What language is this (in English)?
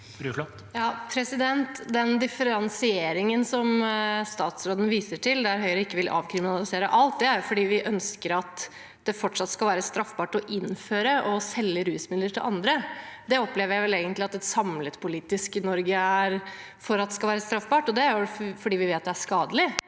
Norwegian